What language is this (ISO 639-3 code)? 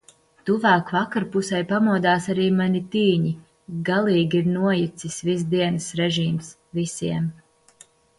lav